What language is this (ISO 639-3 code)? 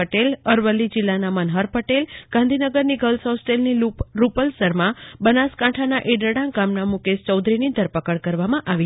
guj